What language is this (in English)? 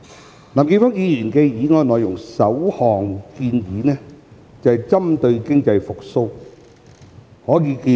Cantonese